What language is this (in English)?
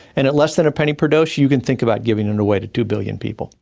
English